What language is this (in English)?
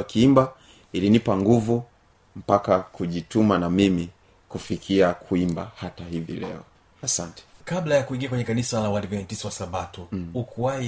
Swahili